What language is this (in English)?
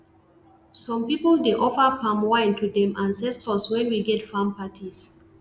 Nigerian Pidgin